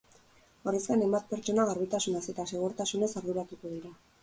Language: Basque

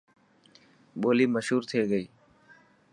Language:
Dhatki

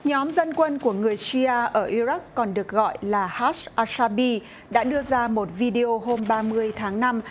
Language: Vietnamese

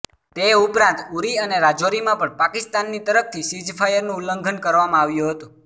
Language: Gujarati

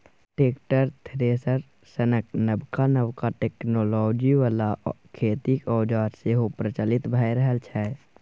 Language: Maithili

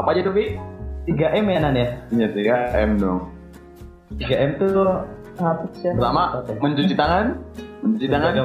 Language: Indonesian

